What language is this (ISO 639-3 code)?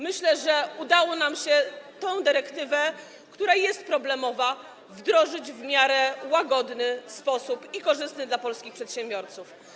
pol